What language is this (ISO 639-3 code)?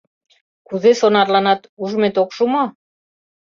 chm